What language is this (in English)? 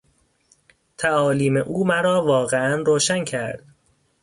Persian